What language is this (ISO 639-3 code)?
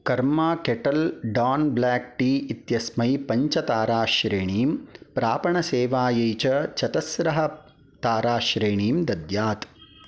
san